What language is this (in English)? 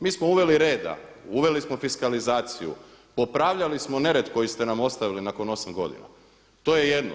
Croatian